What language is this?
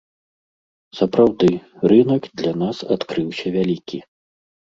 Belarusian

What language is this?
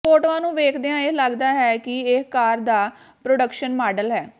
Punjabi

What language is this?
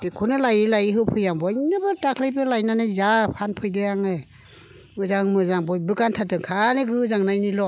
Bodo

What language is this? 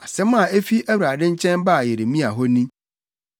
Akan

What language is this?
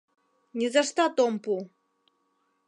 Mari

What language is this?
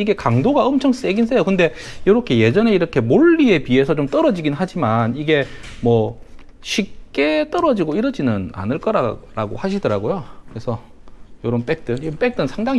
Korean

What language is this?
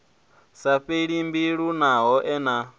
Venda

